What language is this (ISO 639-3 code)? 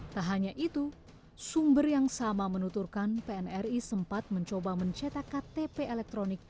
ind